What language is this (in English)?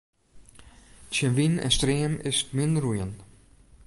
Western Frisian